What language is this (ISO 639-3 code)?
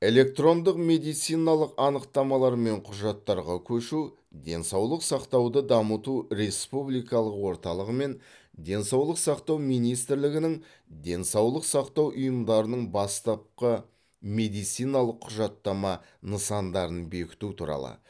kaz